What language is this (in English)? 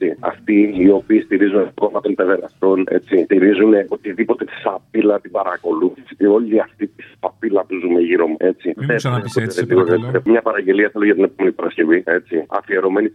Greek